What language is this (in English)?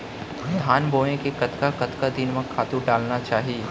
Chhattisgarhi